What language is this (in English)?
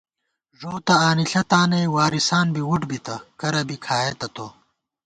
Gawar-Bati